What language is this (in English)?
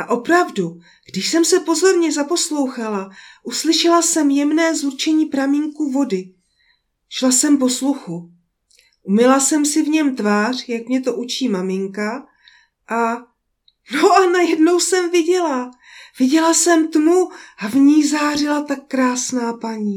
Czech